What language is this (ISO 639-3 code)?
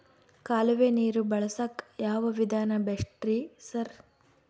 kan